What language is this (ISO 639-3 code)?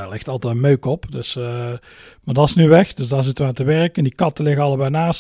nld